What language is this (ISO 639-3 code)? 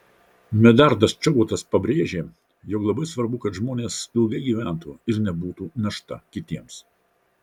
lit